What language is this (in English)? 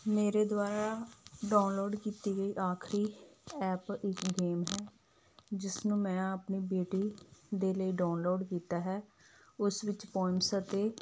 Punjabi